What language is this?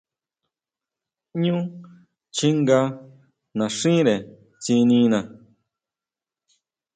Huautla Mazatec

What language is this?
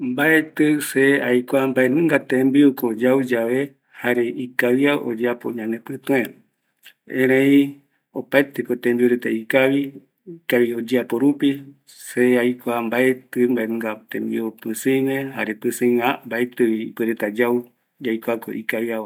Eastern Bolivian Guaraní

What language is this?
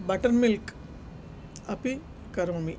Sanskrit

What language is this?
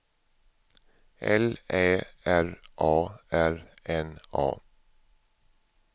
Swedish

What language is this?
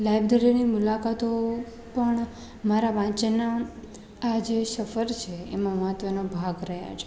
Gujarati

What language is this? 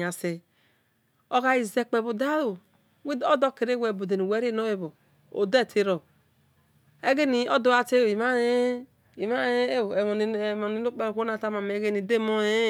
Esan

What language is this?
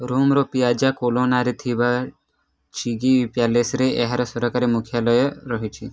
Odia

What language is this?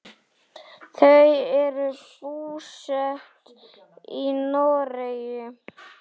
Icelandic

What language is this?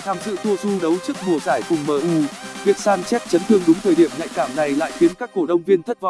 Vietnamese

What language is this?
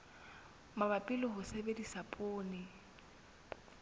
Southern Sotho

